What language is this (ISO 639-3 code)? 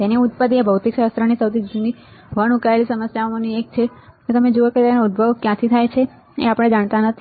guj